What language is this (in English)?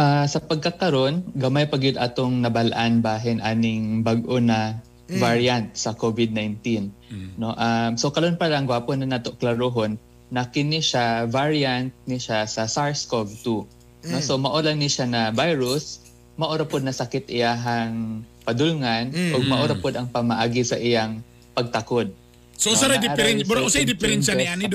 Filipino